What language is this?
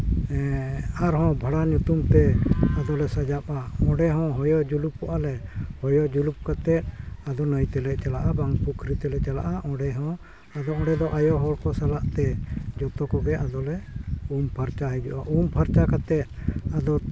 Santali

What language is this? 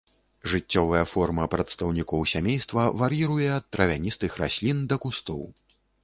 Belarusian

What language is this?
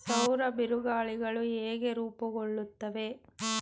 Kannada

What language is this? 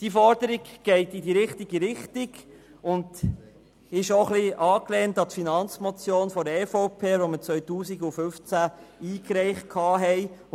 Swiss German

